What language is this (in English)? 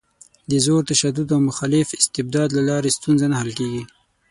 Pashto